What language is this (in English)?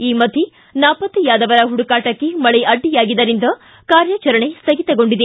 Kannada